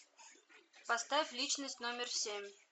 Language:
Russian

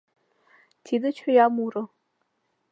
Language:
Mari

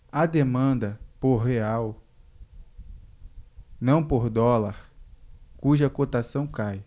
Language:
Portuguese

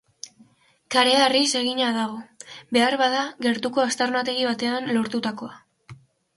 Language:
Basque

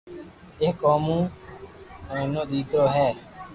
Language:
Loarki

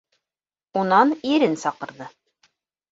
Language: Bashkir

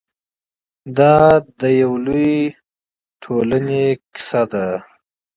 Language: Pashto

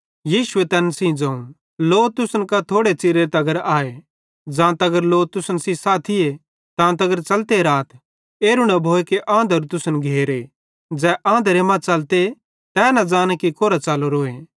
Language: Bhadrawahi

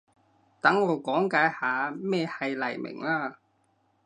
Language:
Cantonese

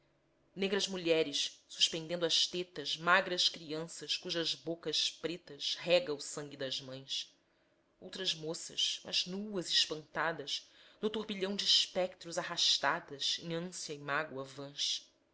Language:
Portuguese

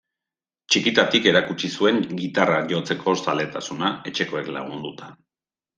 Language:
Basque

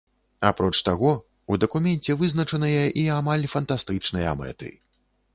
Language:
Belarusian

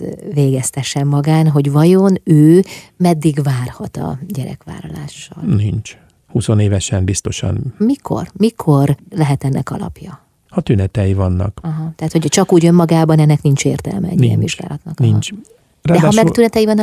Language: Hungarian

